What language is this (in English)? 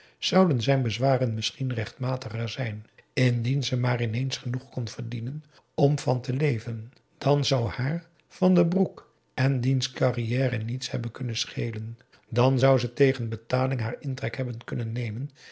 Dutch